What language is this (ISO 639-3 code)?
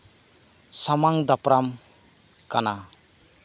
sat